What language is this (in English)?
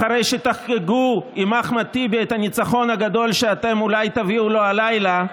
Hebrew